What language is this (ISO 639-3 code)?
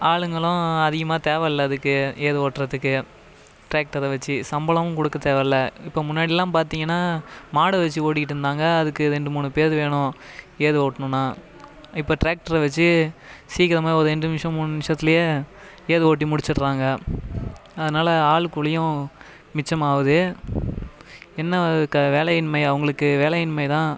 tam